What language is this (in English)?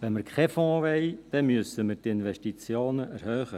Swiss German